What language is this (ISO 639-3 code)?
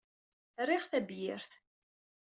kab